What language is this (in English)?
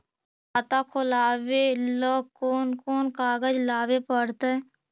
Magahi